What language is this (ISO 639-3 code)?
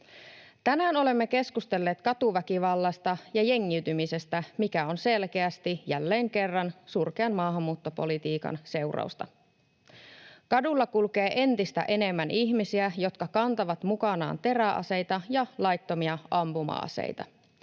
fin